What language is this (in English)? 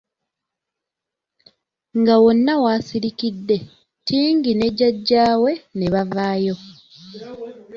Ganda